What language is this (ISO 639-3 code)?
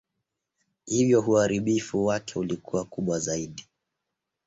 swa